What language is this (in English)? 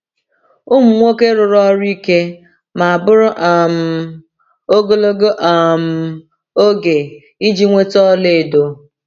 Igbo